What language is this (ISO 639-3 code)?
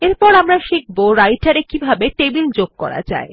ben